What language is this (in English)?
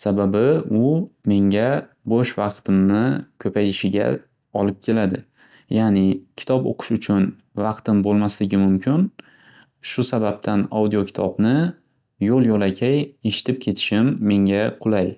Uzbek